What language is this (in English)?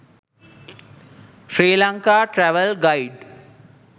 Sinhala